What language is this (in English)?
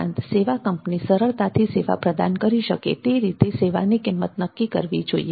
Gujarati